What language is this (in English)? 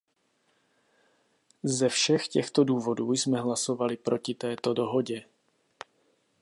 Czech